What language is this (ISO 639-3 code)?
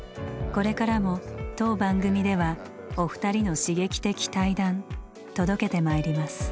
jpn